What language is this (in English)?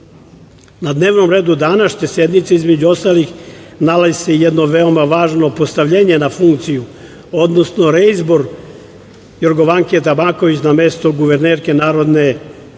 Serbian